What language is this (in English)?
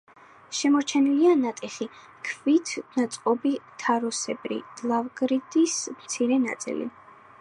Georgian